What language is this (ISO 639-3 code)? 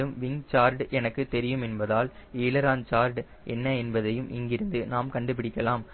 tam